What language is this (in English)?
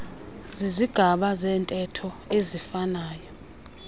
Xhosa